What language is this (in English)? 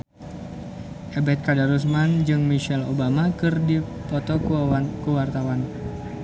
Sundanese